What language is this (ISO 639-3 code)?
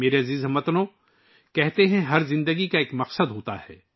urd